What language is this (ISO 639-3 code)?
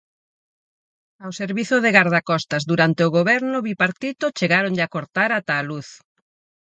glg